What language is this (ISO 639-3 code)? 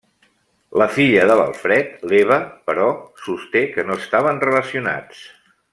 cat